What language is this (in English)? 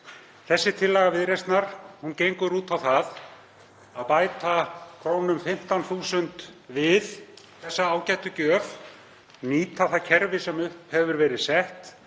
Icelandic